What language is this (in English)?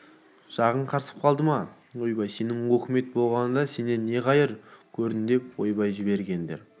Kazakh